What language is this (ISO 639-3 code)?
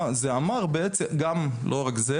heb